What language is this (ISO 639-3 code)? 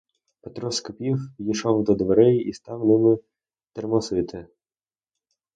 ukr